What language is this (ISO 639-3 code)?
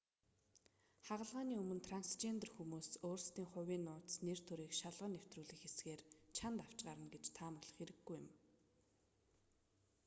mon